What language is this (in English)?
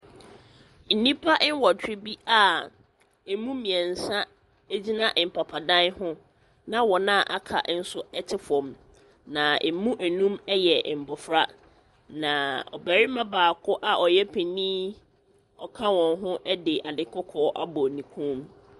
Akan